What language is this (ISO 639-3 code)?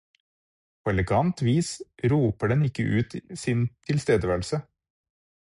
nob